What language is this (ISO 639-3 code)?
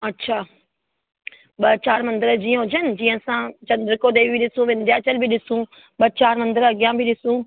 snd